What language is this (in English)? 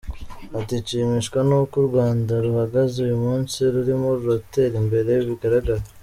Kinyarwanda